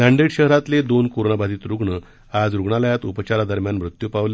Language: Marathi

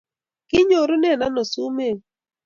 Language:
Kalenjin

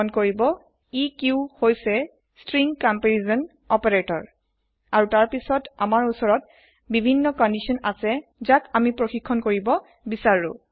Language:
Assamese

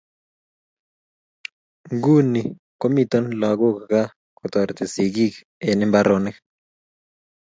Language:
Kalenjin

